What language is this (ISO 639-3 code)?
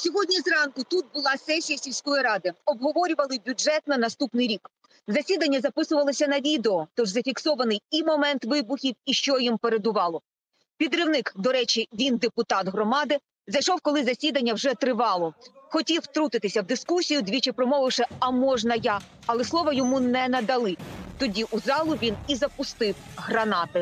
ukr